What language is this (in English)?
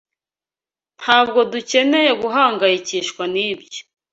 Kinyarwanda